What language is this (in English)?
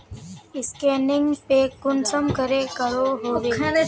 Magahi